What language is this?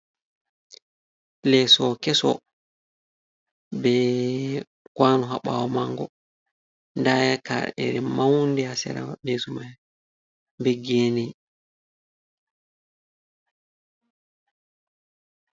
Fula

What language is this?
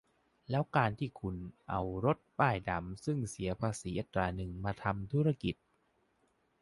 Thai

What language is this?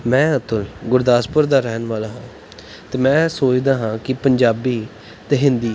Punjabi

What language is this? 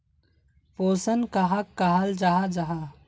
Magahi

